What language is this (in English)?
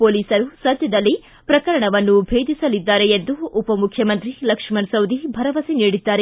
Kannada